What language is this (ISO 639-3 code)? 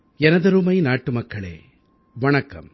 tam